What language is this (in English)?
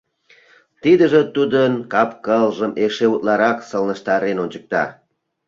Mari